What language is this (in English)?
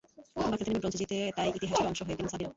Bangla